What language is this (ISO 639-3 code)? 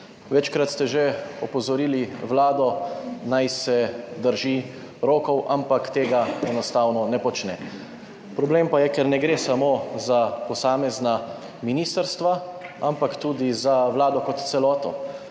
slv